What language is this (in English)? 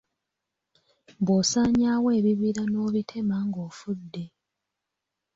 Ganda